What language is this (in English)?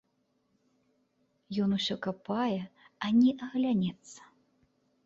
Belarusian